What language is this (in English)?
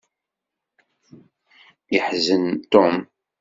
Kabyle